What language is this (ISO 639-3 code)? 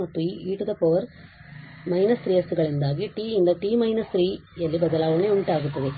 kan